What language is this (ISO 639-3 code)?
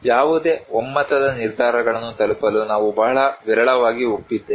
kan